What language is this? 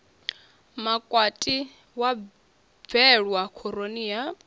Venda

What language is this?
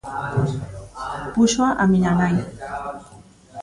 Galician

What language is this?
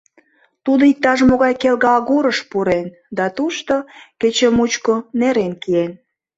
Mari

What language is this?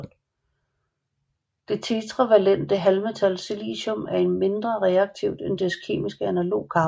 Danish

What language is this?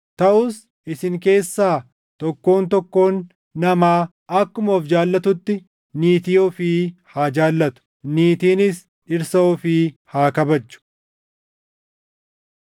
Oromo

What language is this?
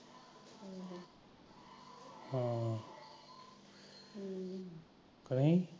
Punjabi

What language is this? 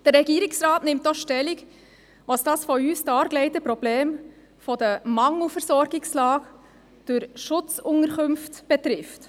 Swiss German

